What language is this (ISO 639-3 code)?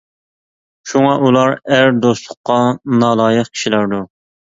uig